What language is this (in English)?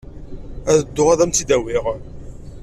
Kabyle